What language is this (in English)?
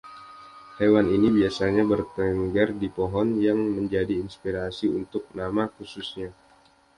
Indonesian